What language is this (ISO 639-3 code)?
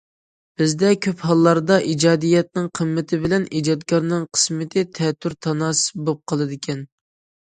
uig